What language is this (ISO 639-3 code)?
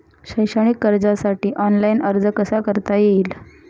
mar